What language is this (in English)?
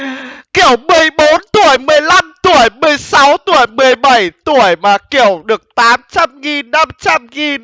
Vietnamese